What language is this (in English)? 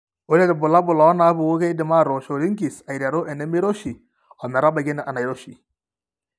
Masai